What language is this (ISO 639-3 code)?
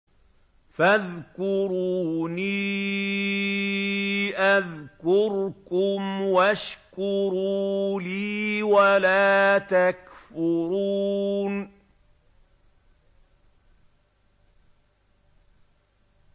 ara